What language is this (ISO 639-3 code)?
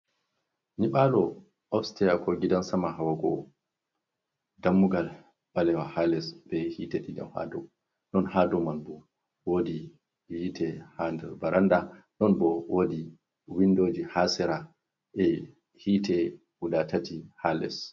ful